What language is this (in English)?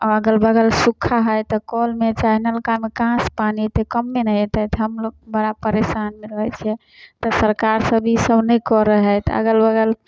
Maithili